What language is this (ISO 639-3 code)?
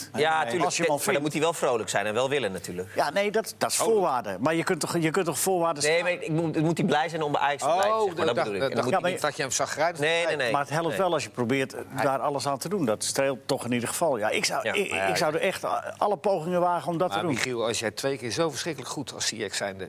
nld